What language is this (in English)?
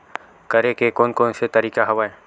Chhattisgarhi